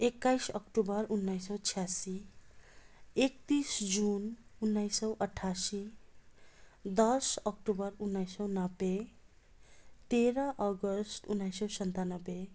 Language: Nepali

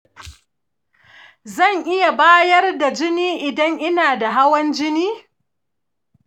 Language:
Hausa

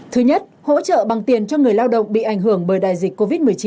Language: Vietnamese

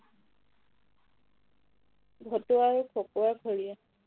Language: Assamese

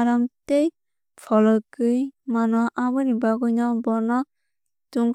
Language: Kok Borok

